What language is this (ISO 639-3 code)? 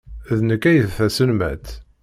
kab